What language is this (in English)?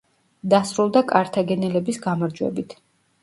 Georgian